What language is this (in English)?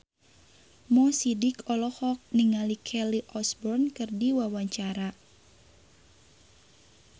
Sundanese